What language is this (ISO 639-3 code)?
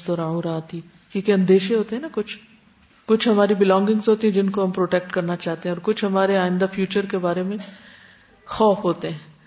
urd